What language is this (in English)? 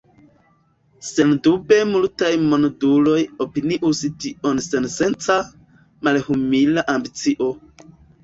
Esperanto